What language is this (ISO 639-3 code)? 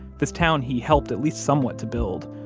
eng